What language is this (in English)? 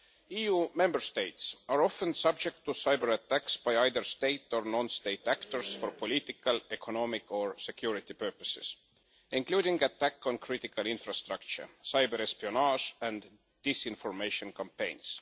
English